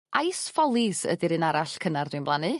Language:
Welsh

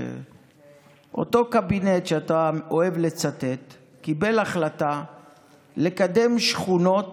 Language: Hebrew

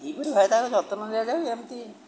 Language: Odia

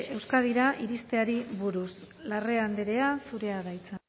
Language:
Basque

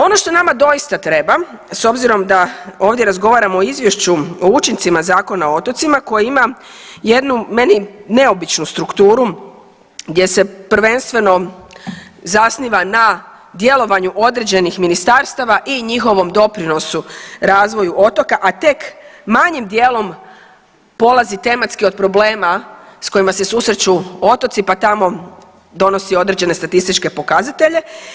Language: Croatian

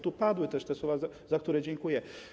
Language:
Polish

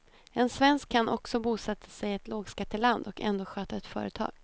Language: Swedish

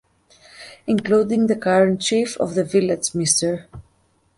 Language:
English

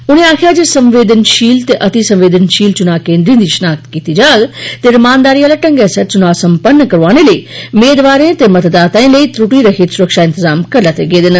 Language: Dogri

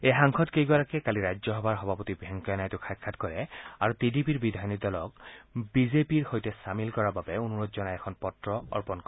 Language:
Assamese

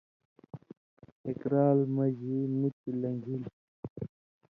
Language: Indus Kohistani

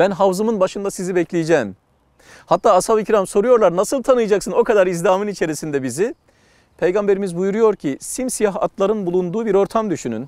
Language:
Turkish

